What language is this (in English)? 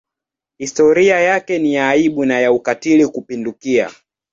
Swahili